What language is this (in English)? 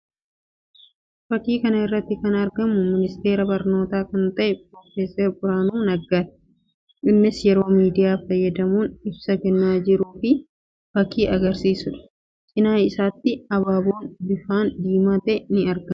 Oromo